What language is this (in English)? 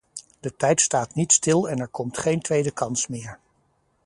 Dutch